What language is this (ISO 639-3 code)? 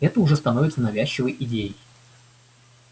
rus